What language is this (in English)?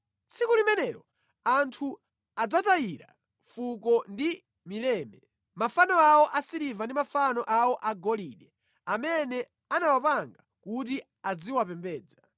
Nyanja